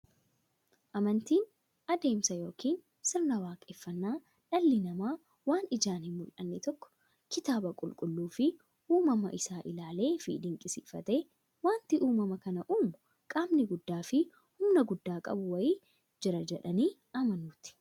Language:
Oromo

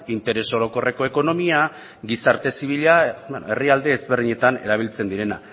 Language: Basque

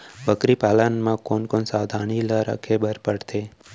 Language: Chhattisgarhi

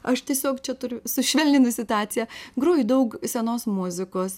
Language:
Lithuanian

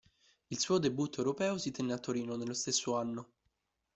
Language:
Italian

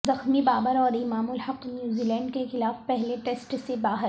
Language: Urdu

